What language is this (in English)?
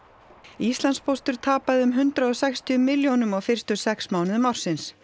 Icelandic